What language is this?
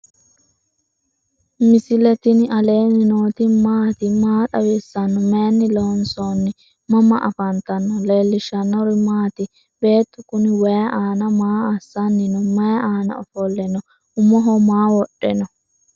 Sidamo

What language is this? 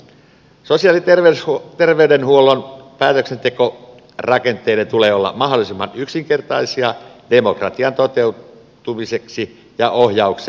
Finnish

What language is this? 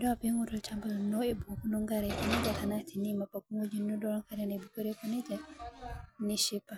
Masai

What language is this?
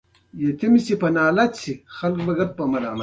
Pashto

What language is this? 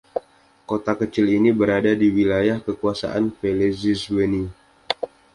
Indonesian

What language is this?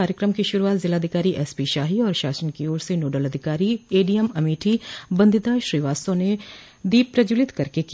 Hindi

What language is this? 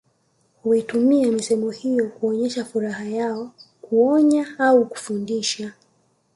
Swahili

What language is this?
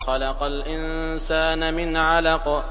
Arabic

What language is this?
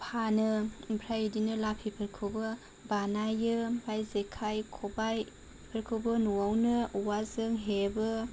Bodo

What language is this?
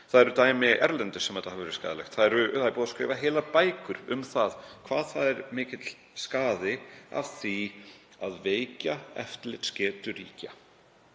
Icelandic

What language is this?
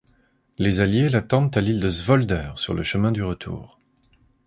French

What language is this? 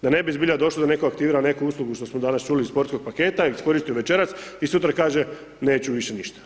Croatian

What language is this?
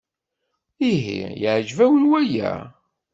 Kabyle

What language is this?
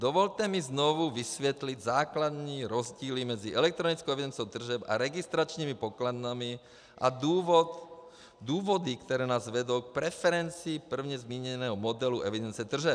Czech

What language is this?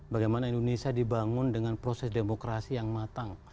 Indonesian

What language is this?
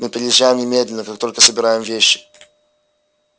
Russian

